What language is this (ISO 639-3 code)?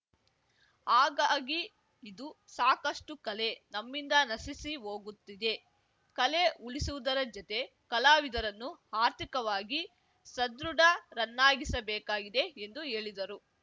kan